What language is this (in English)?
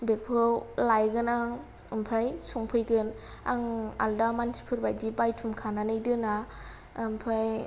Bodo